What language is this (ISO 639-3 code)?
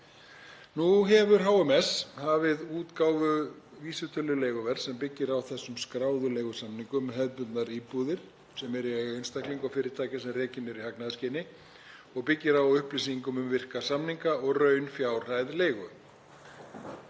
isl